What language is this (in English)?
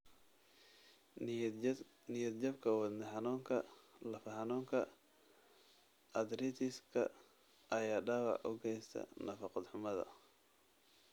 Somali